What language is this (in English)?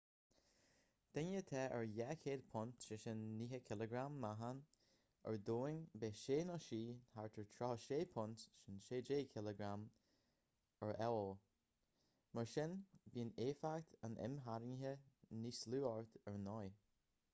Irish